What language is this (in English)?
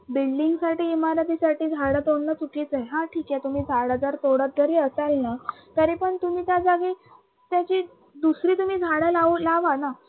Marathi